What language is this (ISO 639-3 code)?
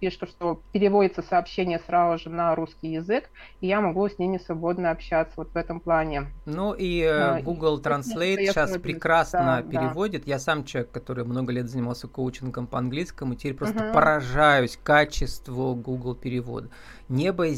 rus